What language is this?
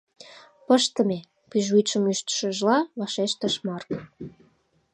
Mari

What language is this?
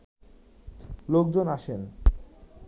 Bangla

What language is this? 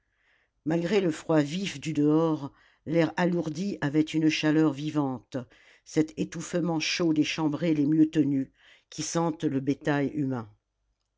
French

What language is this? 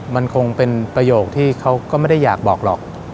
Thai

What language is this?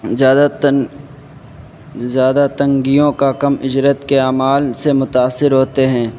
Urdu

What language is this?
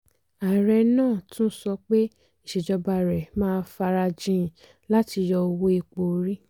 Yoruba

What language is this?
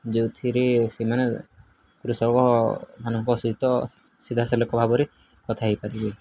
Odia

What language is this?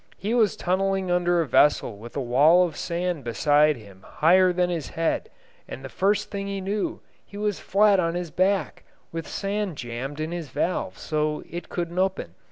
English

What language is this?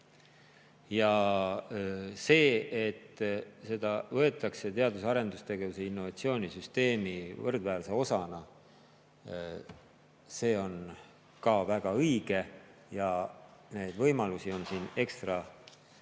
Estonian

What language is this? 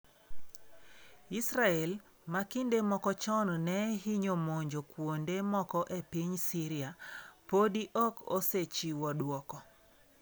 Luo (Kenya and Tanzania)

